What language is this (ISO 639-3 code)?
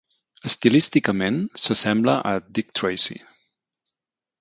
cat